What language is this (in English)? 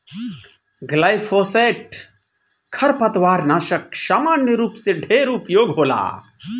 Bhojpuri